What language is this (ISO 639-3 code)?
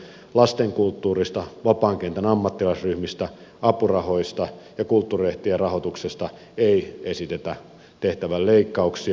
fin